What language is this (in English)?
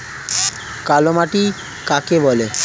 Bangla